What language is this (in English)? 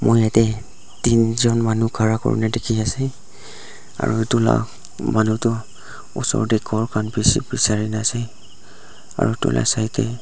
Naga Pidgin